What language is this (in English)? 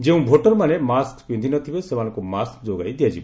Odia